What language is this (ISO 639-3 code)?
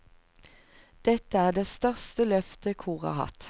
nor